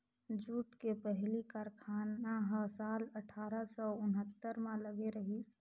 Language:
Chhattisgarhi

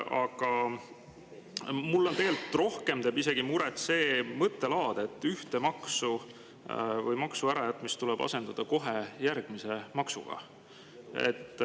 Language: Estonian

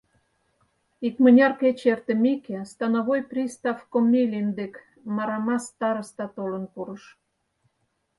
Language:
Mari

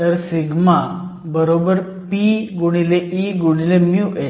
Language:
Marathi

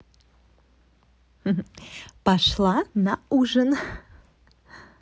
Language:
Russian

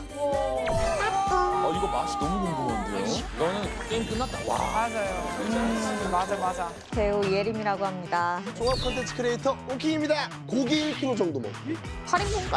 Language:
Korean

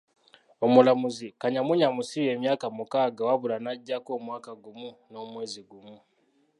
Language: Ganda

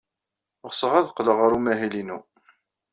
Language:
Kabyle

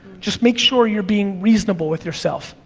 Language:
English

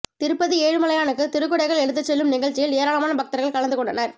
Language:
Tamil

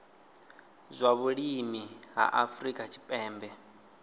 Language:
Venda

